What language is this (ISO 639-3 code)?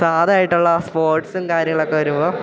mal